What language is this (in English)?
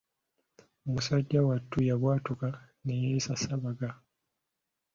Ganda